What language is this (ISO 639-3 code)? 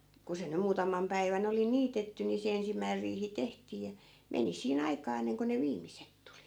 fin